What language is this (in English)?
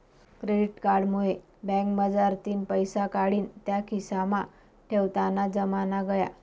Marathi